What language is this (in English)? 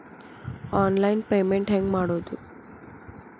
Kannada